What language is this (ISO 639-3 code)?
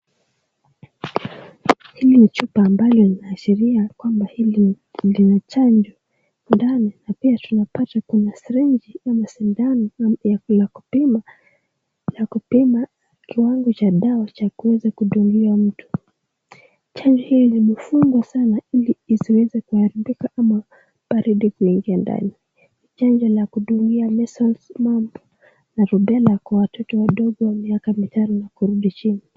swa